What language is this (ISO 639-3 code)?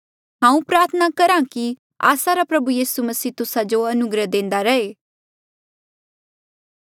mjl